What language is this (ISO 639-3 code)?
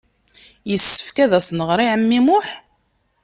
kab